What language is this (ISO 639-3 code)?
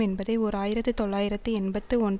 tam